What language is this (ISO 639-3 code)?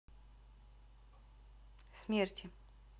rus